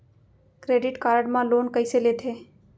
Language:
Chhattisgarhi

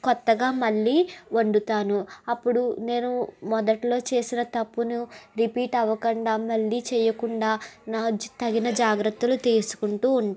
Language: Telugu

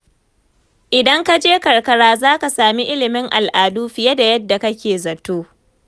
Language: Hausa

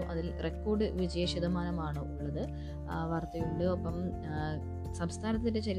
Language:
Malayalam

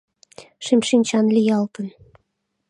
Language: Mari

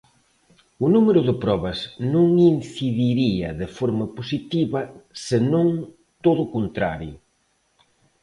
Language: Galician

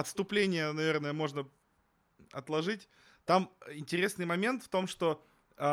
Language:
Russian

